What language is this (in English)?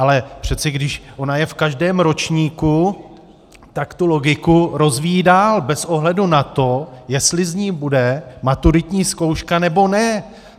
Czech